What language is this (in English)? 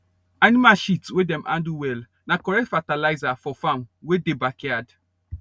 Nigerian Pidgin